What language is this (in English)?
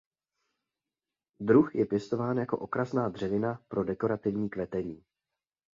Czech